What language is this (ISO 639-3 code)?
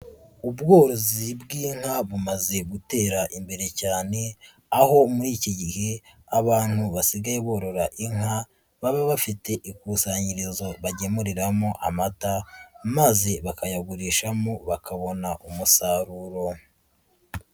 kin